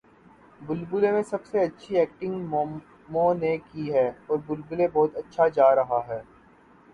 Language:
Urdu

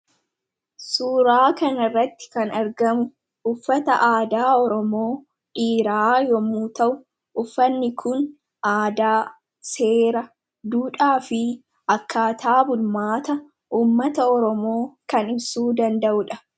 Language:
Oromo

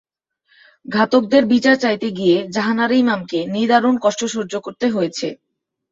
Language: Bangla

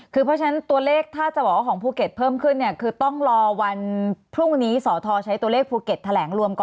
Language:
Thai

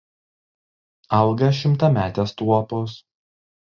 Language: Lithuanian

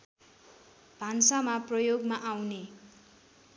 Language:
Nepali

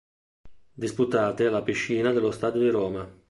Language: Italian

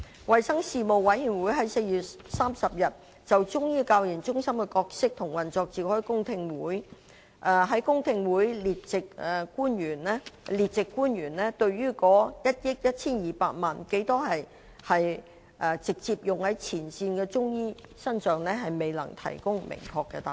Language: Cantonese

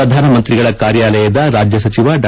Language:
Kannada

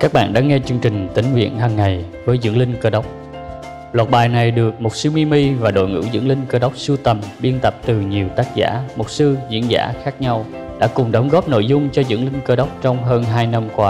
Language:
Vietnamese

